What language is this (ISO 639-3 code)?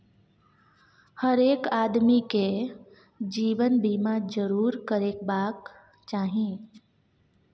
mai